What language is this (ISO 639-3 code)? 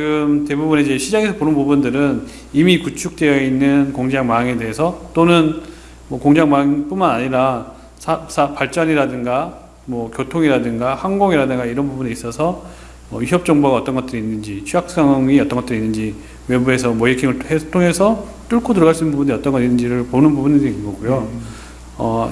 kor